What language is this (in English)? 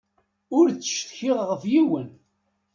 Kabyle